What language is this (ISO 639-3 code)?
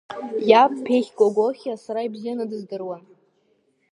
abk